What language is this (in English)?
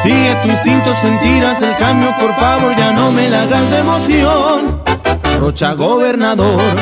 Spanish